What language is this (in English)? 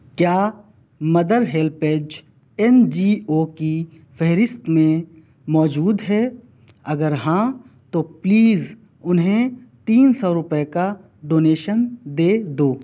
Urdu